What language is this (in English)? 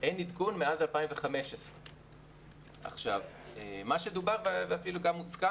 Hebrew